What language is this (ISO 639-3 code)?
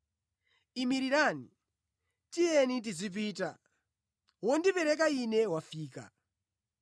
nya